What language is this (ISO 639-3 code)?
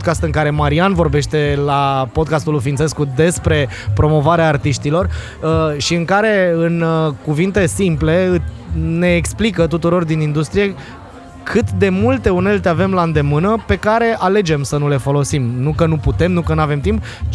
ron